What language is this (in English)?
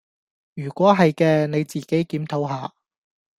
Cantonese